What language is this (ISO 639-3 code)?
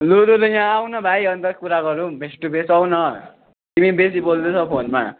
nep